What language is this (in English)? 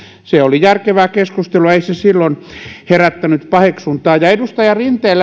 Finnish